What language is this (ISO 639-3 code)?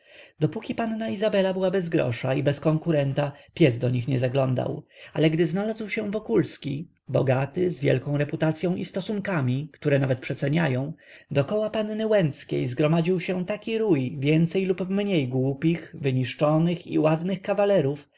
pol